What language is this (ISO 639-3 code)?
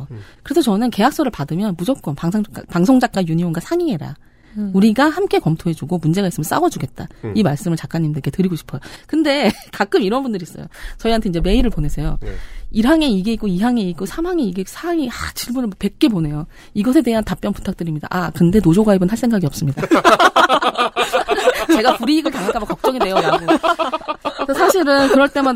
kor